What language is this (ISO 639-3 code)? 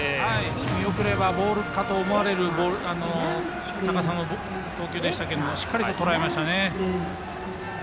jpn